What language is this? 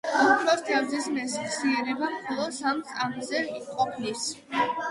Georgian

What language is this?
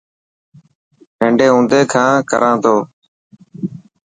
Dhatki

